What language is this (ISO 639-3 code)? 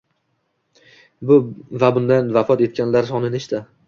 uzb